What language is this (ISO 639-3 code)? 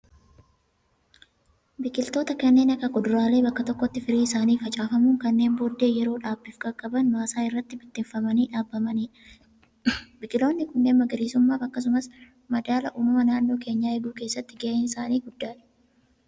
orm